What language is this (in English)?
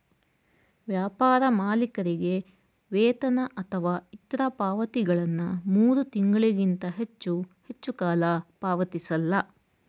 Kannada